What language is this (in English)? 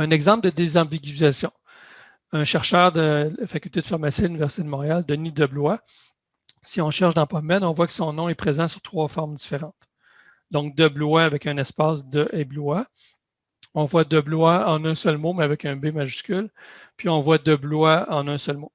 French